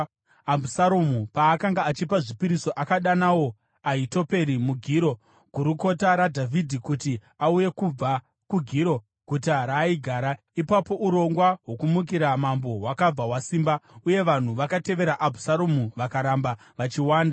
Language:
Shona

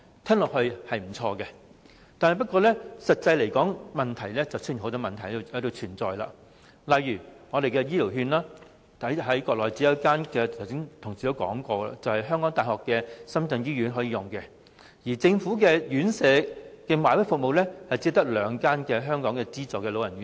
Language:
Cantonese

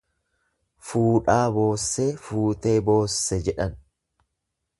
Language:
Oromo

